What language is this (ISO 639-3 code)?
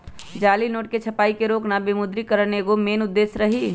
mag